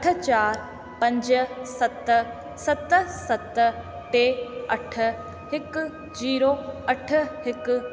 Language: Sindhi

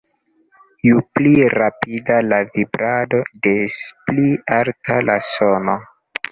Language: Esperanto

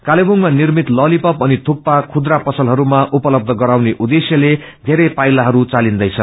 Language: Nepali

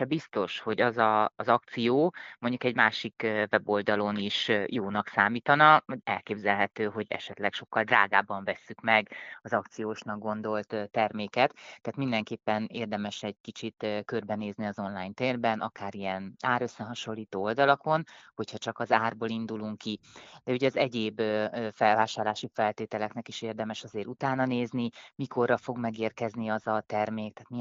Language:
Hungarian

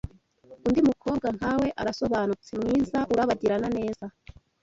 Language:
Kinyarwanda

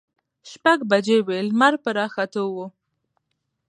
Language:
Pashto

